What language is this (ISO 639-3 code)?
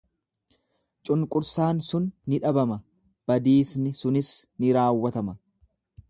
orm